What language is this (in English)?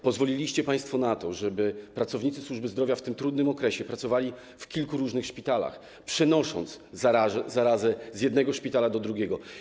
Polish